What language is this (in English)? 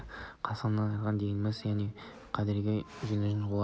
Kazakh